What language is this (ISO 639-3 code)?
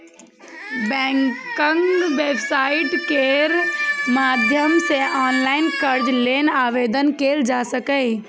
mai